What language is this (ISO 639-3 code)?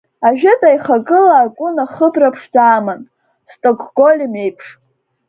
abk